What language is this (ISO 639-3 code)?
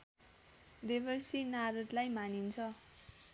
nep